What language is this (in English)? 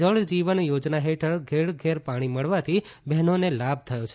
Gujarati